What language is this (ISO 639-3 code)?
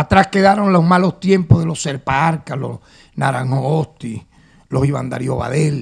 spa